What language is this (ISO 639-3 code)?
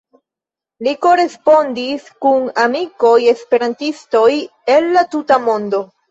epo